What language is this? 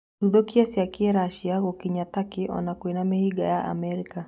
Kikuyu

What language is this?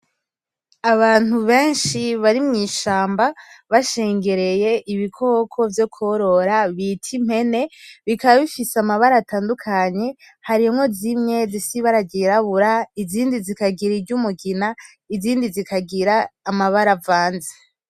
Rundi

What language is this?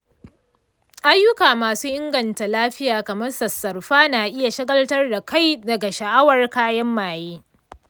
Hausa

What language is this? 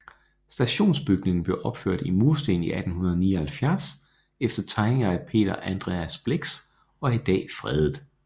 Danish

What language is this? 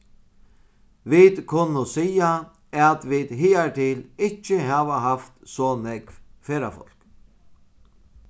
Faroese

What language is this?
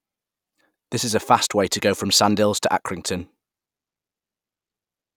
English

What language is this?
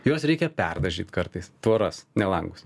Lithuanian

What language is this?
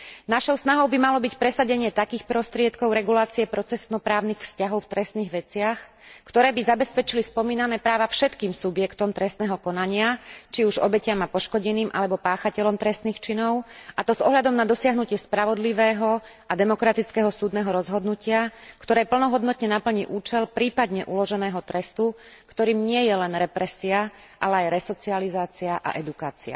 Slovak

